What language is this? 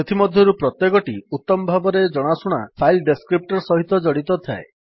Odia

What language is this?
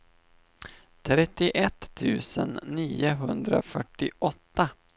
Swedish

